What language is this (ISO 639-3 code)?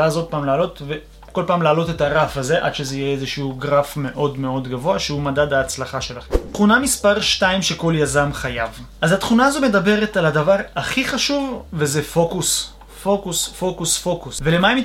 heb